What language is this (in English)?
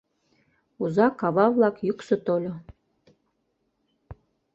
Mari